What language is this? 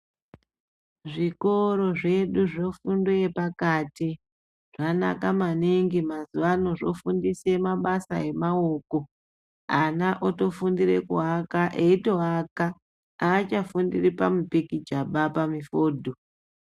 Ndau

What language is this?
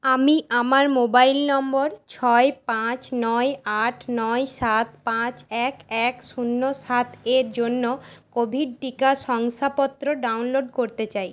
Bangla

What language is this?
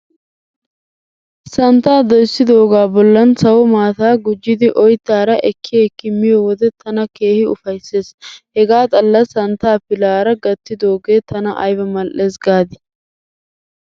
Wolaytta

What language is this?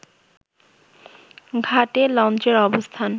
Bangla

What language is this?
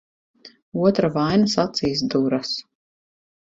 Latvian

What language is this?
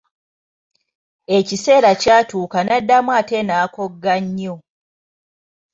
Ganda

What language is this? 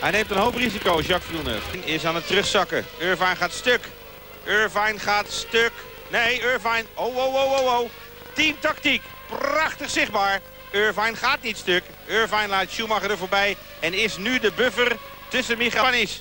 Dutch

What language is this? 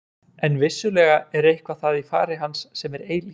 Icelandic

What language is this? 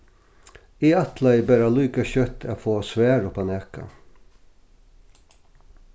Faroese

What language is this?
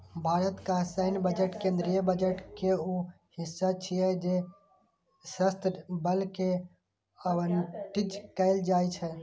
Maithili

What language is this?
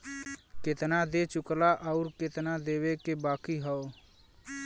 Bhojpuri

